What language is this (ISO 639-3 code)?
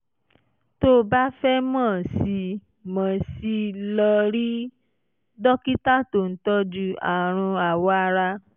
yor